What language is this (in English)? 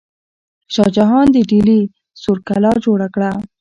Pashto